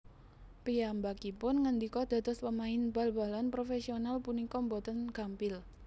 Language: Javanese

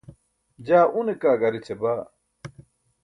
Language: Burushaski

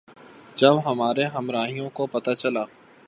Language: Urdu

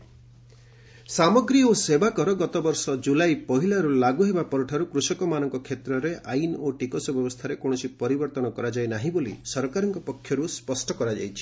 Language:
Odia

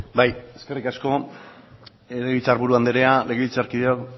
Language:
Basque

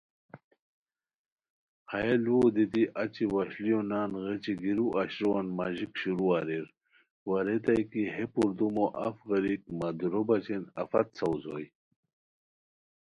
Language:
Khowar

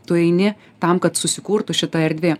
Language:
Lithuanian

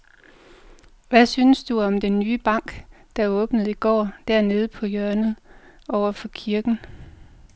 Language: Danish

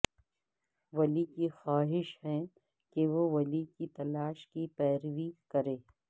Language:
Urdu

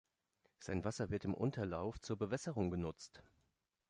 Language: German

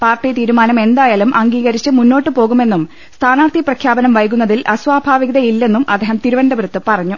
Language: Malayalam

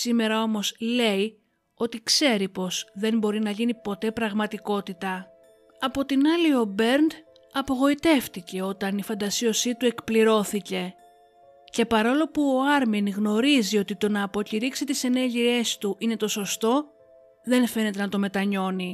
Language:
Greek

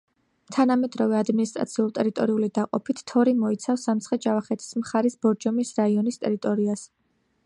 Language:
Georgian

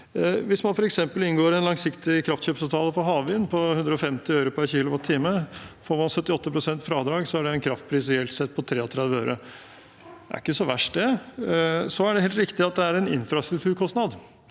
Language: Norwegian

